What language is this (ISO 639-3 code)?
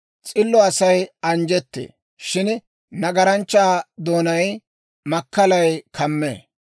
dwr